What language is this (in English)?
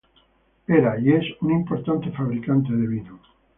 Spanish